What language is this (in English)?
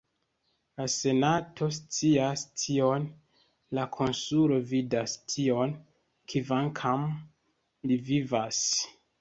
Esperanto